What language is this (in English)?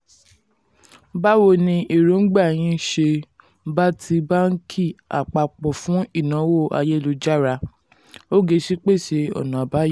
Yoruba